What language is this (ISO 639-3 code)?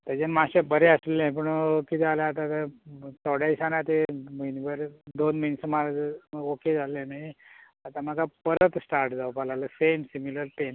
kok